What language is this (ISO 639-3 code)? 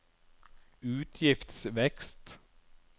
nor